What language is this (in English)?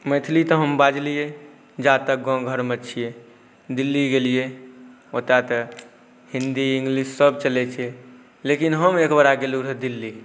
Maithili